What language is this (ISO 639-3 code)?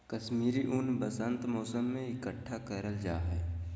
mag